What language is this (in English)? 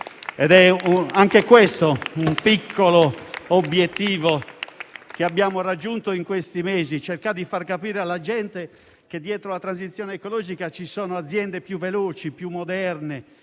Italian